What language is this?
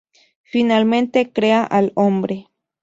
Spanish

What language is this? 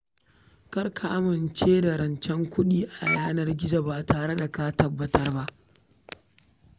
Hausa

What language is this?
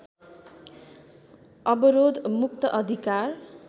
Nepali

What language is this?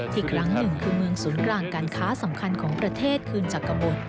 Thai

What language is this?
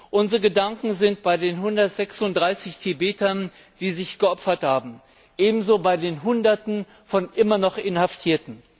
German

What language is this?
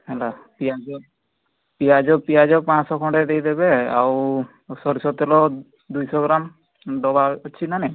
Odia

